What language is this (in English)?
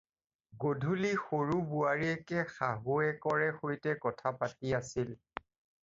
Assamese